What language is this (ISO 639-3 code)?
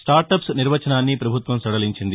tel